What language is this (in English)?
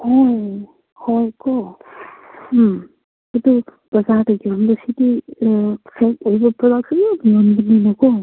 Manipuri